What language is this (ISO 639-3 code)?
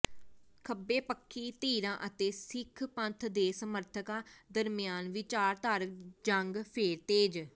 pan